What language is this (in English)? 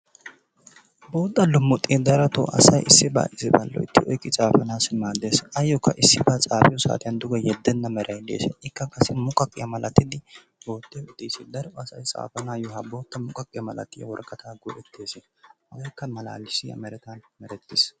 Wolaytta